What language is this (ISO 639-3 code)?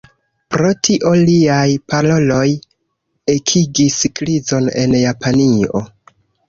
epo